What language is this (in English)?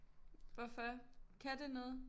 Danish